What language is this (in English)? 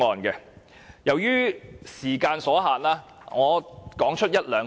Cantonese